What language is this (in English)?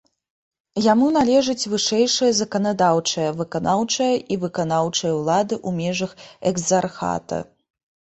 Belarusian